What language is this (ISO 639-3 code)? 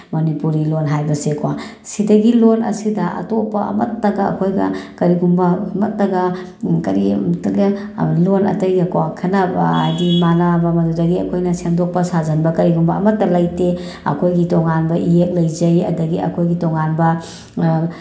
mni